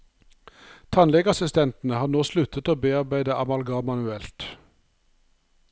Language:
Norwegian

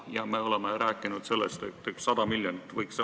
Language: Estonian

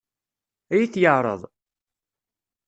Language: Kabyle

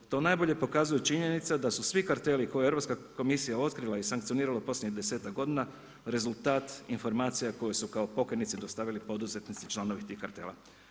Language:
Croatian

